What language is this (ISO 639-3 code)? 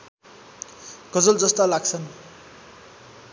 nep